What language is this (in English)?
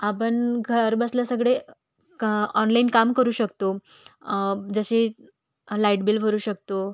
Marathi